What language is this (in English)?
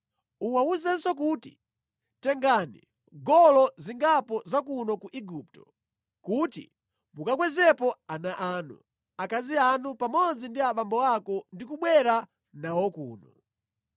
Nyanja